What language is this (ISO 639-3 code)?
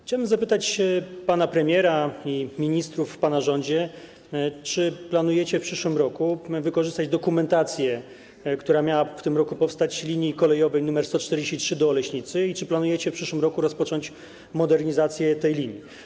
pol